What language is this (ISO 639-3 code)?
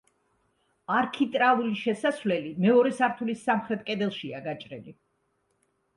kat